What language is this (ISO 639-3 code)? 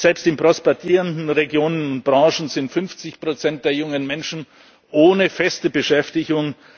deu